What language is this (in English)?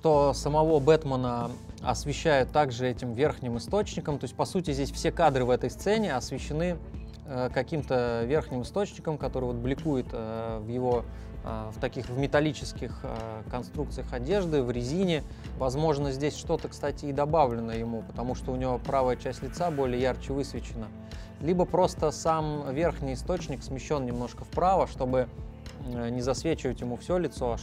Russian